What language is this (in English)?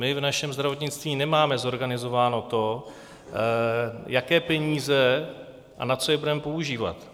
Czech